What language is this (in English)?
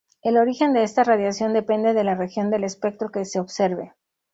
Spanish